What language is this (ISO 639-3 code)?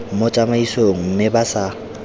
tsn